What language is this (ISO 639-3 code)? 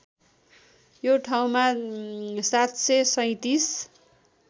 nep